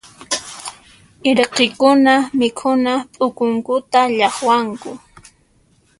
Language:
Puno Quechua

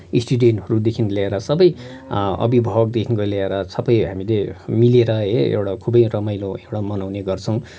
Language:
Nepali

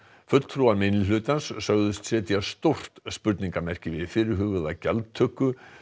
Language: Icelandic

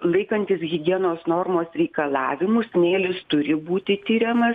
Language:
Lithuanian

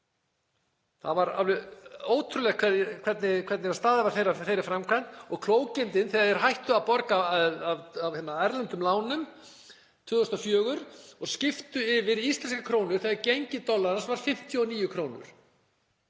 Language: Icelandic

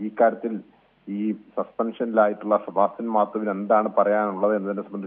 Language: Malayalam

